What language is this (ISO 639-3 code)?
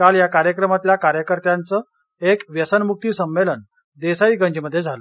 mar